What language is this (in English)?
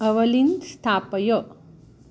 Sanskrit